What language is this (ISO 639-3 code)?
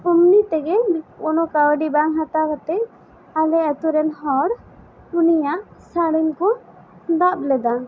sat